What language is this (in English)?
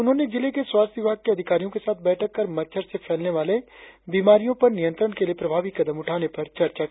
Hindi